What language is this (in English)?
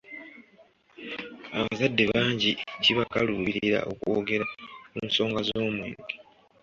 Ganda